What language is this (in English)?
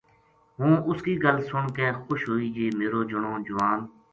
Gujari